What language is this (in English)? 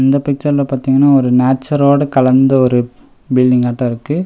Tamil